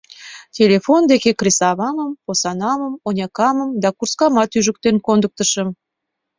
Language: Mari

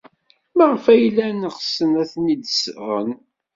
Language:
Kabyle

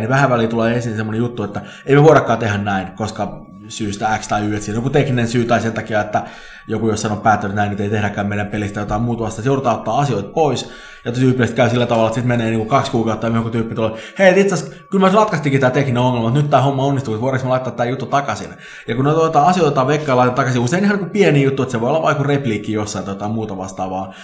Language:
Finnish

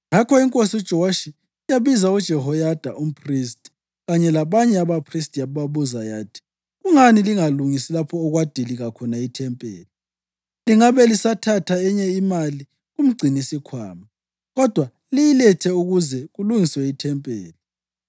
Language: North Ndebele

